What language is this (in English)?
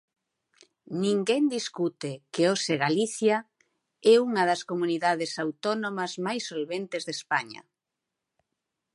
Galician